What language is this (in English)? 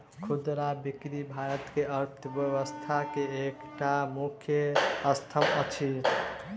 Maithili